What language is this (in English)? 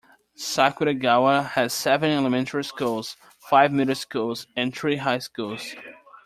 English